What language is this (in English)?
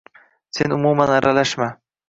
Uzbek